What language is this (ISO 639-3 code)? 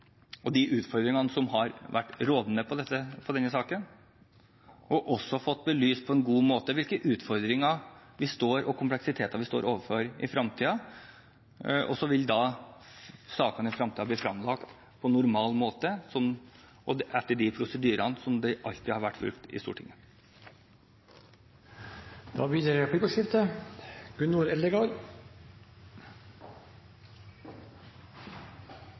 nob